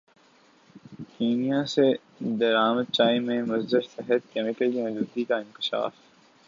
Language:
Urdu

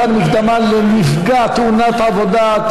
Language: Hebrew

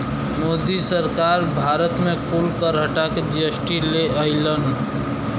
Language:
Bhojpuri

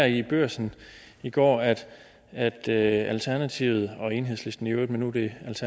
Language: Danish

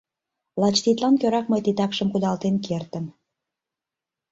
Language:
Mari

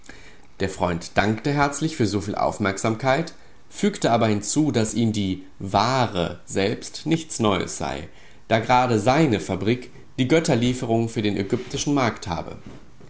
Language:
German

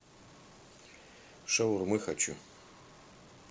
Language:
Russian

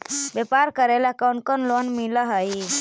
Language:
Magahi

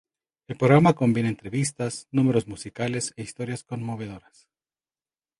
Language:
Spanish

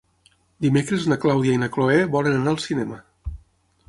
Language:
Catalan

